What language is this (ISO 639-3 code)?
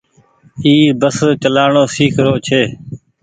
gig